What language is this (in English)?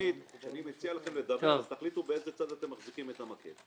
Hebrew